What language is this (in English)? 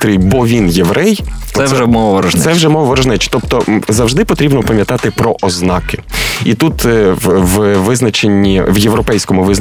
Ukrainian